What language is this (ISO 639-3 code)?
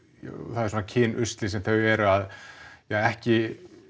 isl